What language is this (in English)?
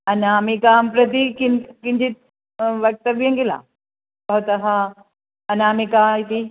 Sanskrit